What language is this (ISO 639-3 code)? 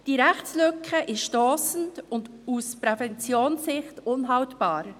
gsw